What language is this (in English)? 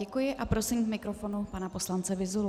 Czech